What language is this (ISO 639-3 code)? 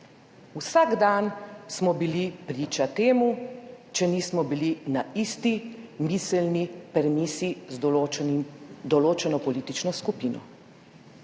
slv